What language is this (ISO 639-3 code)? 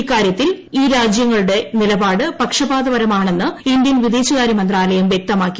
mal